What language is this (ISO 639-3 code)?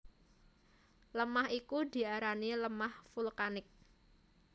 jav